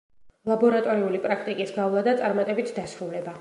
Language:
Georgian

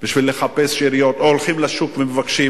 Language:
Hebrew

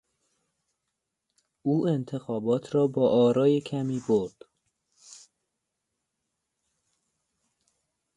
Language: Persian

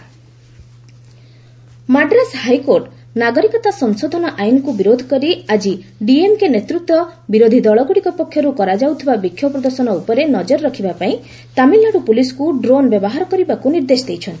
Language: Odia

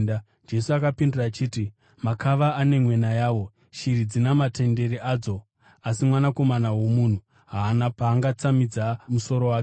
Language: Shona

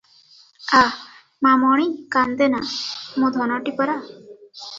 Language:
Odia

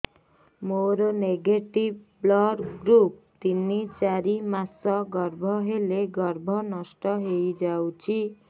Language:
Odia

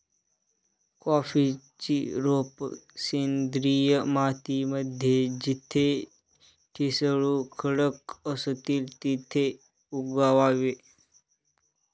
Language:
Marathi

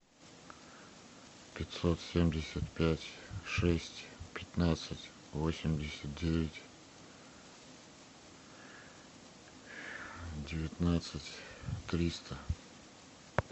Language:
Russian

